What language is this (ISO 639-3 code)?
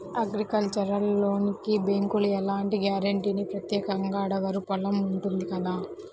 tel